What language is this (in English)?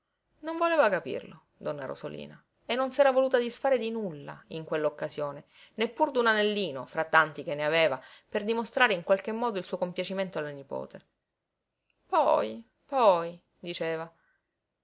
Italian